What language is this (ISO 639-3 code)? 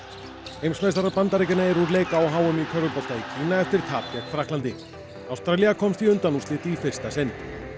isl